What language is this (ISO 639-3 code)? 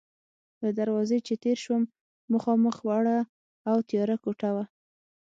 pus